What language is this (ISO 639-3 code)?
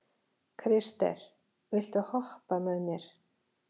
isl